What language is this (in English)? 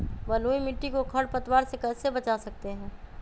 Magahi